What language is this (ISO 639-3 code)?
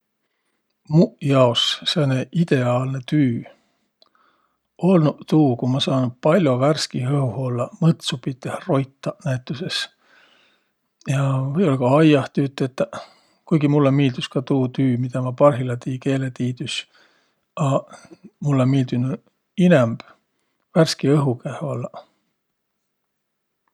vro